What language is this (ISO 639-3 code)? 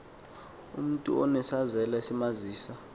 xho